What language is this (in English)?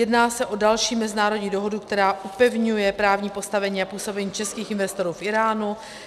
Czech